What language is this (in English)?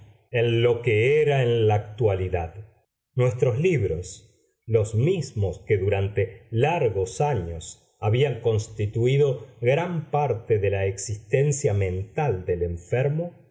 Spanish